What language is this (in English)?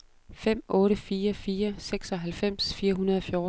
Danish